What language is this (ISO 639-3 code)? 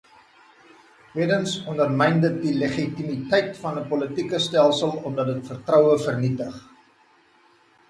afr